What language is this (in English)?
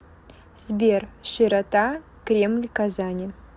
Russian